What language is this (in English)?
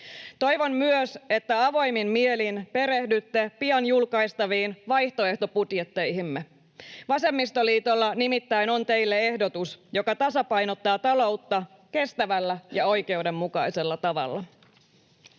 Finnish